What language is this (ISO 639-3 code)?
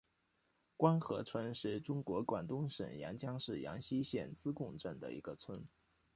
zho